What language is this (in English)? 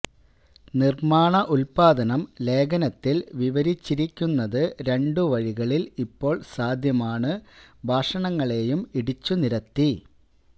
Malayalam